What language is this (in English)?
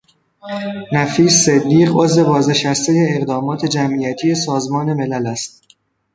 Persian